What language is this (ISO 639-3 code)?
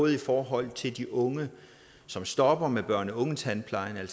dan